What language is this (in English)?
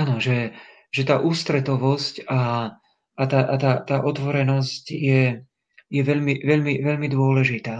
Slovak